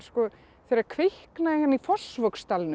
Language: Icelandic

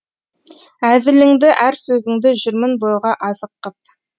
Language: Kazakh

